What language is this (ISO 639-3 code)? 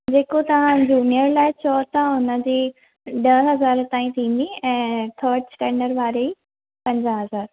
snd